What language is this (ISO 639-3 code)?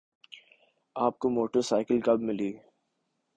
urd